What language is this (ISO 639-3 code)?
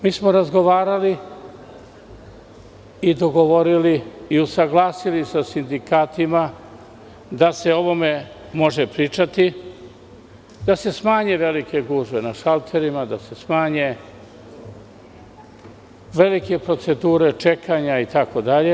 srp